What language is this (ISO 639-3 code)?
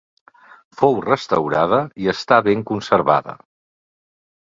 cat